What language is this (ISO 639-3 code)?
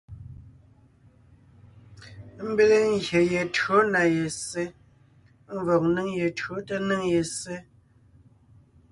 nnh